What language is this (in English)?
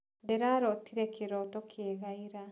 Kikuyu